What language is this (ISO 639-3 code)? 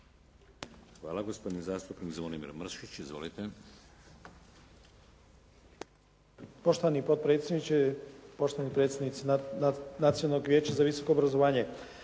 hrv